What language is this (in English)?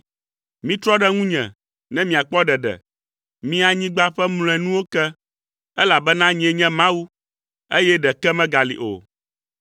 Ewe